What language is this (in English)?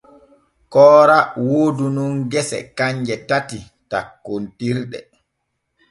Borgu Fulfulde